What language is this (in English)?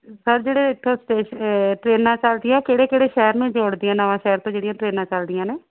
Punjabi